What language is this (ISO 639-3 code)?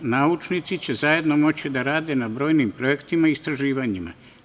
srp